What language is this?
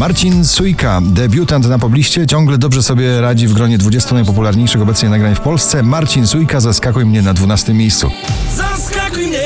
Polish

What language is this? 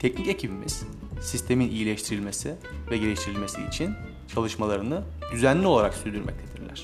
Turkish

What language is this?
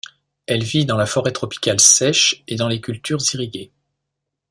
French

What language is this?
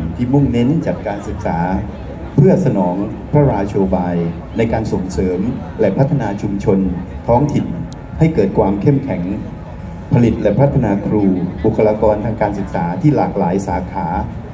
Thai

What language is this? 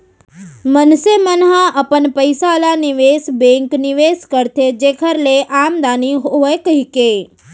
Chhattisgarhi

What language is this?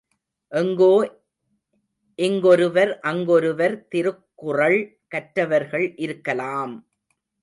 Tamil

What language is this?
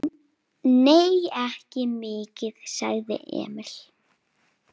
Icelandic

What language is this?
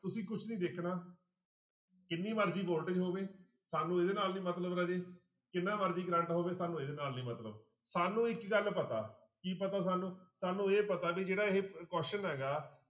Punjabi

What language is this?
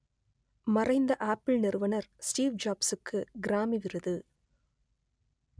Tamil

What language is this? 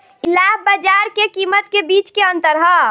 Bhojpuri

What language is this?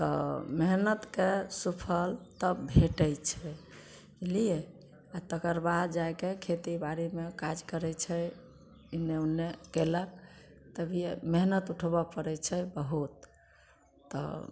Maithili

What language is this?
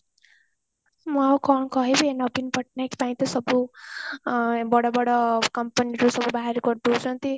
Odia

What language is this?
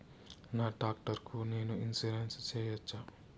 Telugu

